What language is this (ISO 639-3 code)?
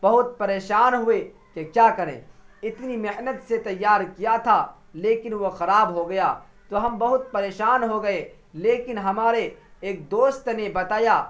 urd